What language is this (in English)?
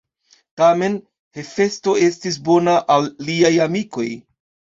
Esperanto